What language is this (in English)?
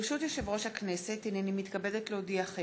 Hebrew